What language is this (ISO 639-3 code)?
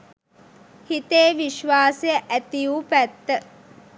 sin